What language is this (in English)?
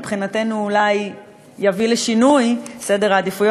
Hebrew